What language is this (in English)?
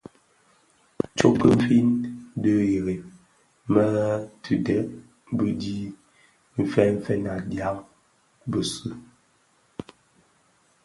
Bafia